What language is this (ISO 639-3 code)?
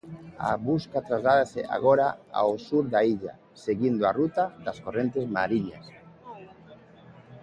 glg